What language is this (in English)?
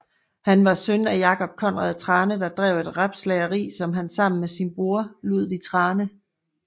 Danish